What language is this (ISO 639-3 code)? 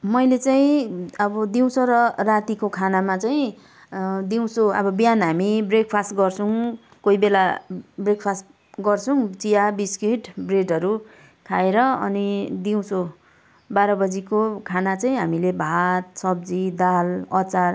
nep